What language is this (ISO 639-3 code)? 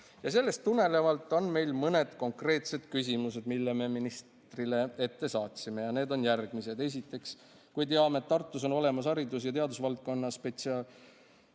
est